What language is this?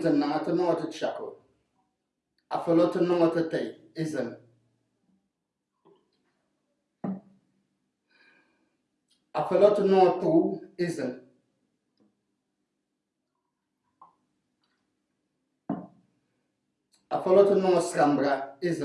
French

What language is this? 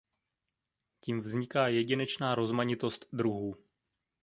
Czech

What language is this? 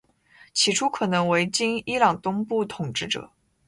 Chinese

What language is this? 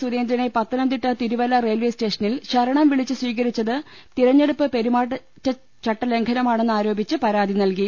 Malayalam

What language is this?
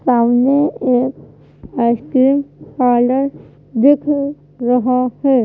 Hindi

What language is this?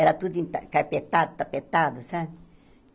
Portuguese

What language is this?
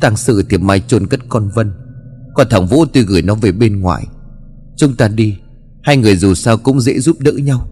Vietnamese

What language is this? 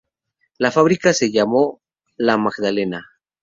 Spanish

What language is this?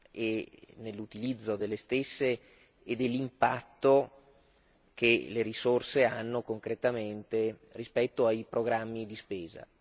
Italian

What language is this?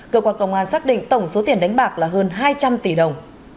Vietnamese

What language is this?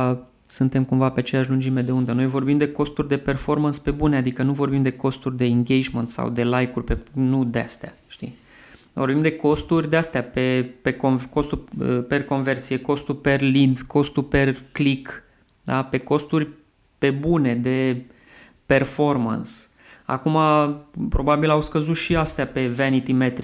Romanian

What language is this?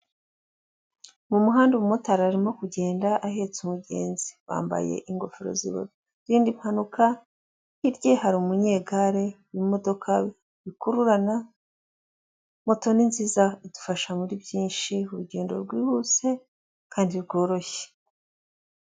Kinyarwanda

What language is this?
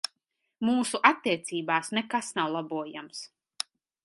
Latvian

